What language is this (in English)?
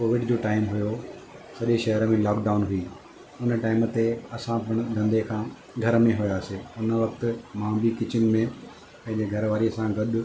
Sindhi